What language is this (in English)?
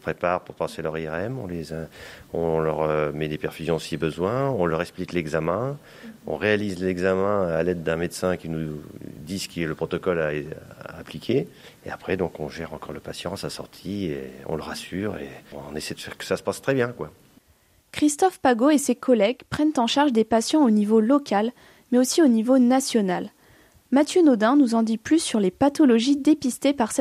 French